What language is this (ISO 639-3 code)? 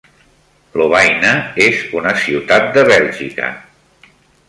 cat